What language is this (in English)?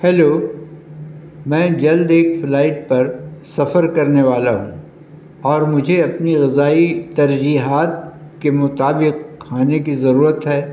Urdu